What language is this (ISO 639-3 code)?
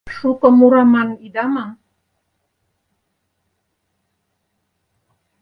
chm